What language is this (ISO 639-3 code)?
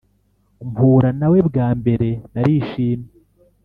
kin